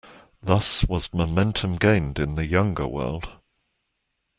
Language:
English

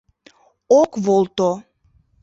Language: Mari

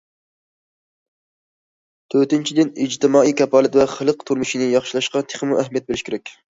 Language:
Uyghur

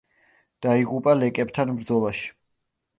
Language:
Georgian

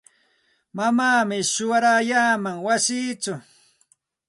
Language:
Santa Ana de Tusi Pasco Quechua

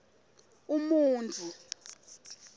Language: Swati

